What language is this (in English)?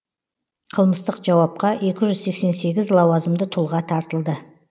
Kazakh